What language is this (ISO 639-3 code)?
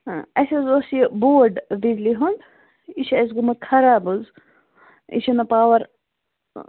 kas